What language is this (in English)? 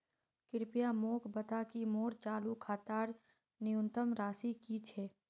Magahi